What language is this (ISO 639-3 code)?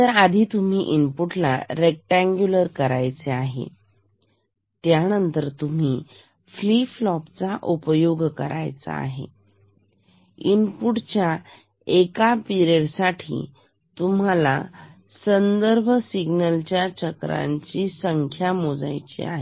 mar